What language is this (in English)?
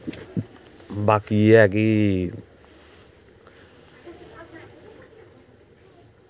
Dogri